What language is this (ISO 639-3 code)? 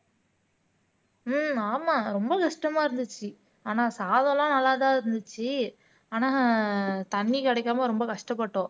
tam